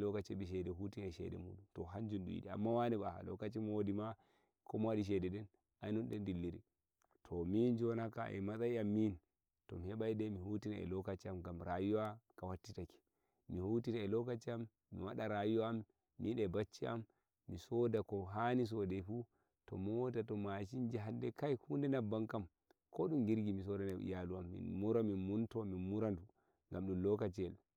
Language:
Nigerian Fulfulde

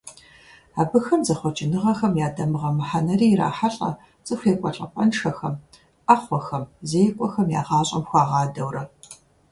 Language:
Kabardian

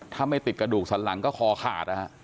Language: Thai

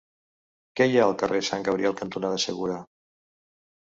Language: Catalan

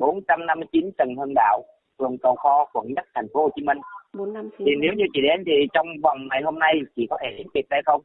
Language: Vietnamese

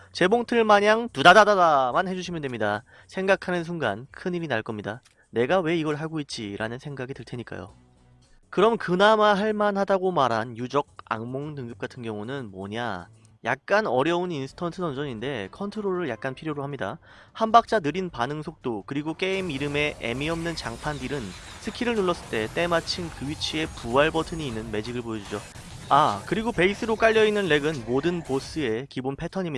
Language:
Korean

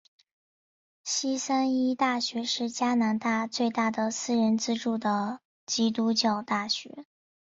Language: Chinese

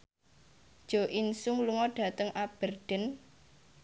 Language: Javanese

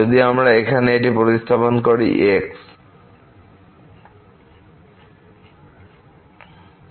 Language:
Bangla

